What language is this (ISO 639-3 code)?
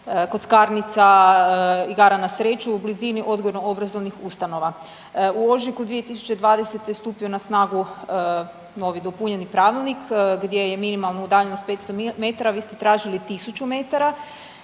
hrv